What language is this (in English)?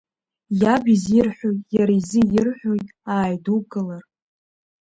Abkhazian